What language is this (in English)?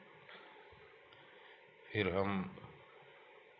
Hindi